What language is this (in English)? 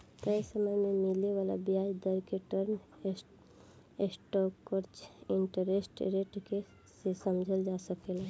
Bhojpuri